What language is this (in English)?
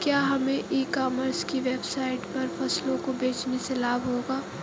Hindi